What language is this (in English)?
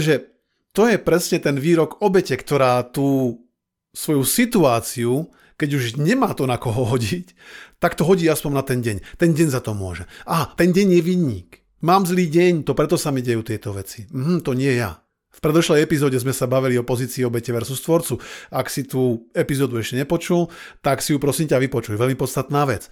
Slovak